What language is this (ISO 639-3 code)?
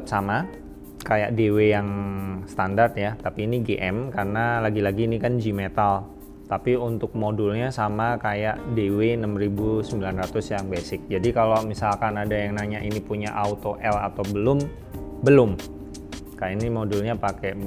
ind